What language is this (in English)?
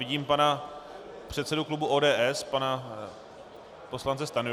Czech